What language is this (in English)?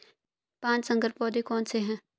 Hindi